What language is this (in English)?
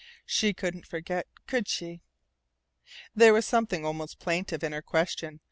English